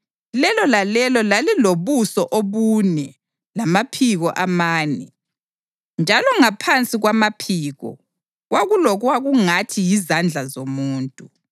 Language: North Ndebele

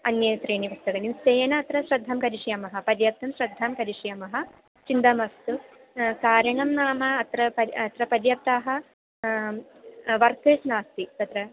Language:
Sanskrit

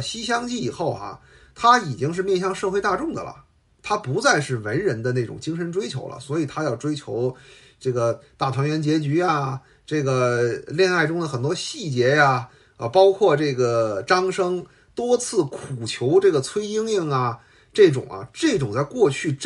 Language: Chinese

